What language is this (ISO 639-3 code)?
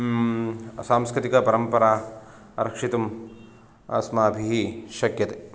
san